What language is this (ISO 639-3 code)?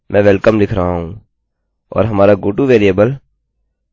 hin